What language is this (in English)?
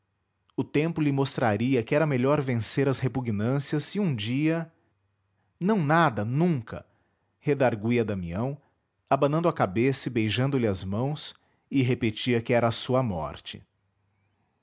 Portuguese